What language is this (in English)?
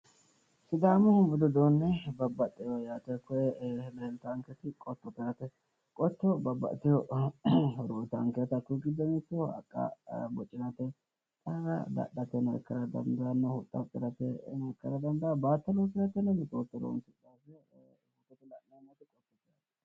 Sidamo